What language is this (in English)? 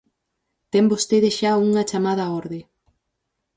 Galician